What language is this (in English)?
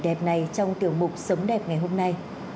Vietnamese